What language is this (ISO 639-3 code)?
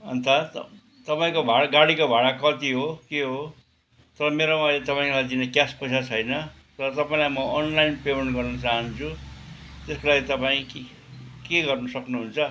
nep